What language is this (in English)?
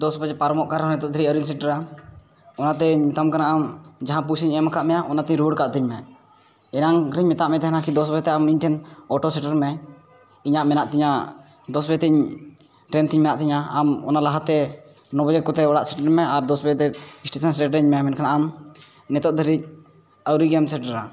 Santali